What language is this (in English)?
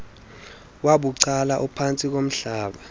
Xhosa